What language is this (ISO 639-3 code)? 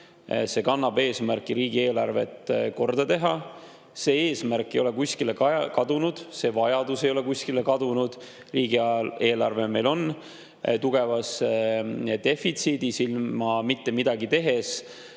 est